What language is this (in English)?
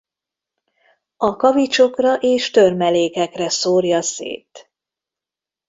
Hungarian